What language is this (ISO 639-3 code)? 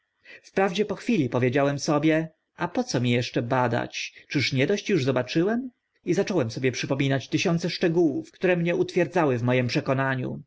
pol